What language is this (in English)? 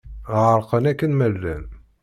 Kabyle